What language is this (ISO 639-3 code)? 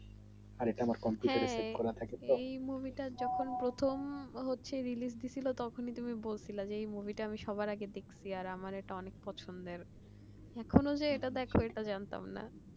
ben